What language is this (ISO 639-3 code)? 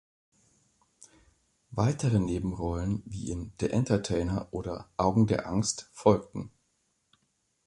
deu